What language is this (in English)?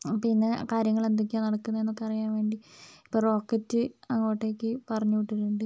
Malayalam